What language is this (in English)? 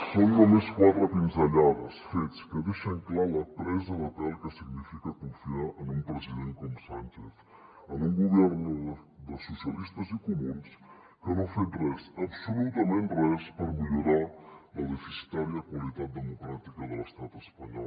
Catalan